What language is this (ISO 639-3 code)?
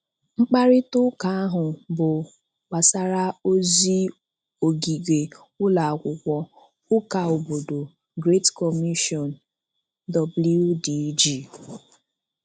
ibo